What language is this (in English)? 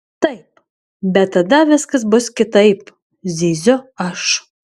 Lithuanian